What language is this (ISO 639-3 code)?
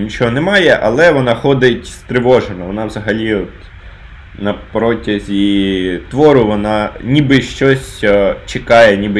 ukr